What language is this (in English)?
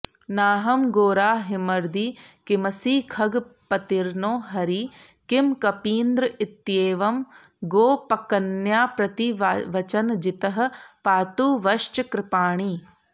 Sanskrit